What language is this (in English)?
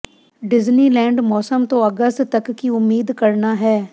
Punjabi